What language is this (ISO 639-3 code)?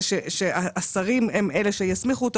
heb